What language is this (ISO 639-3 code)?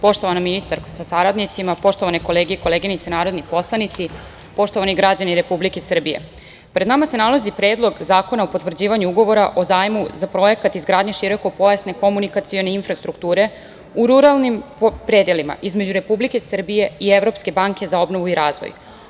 srp